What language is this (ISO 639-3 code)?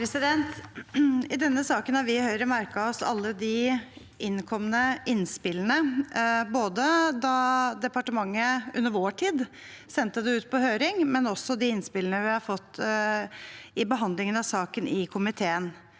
nor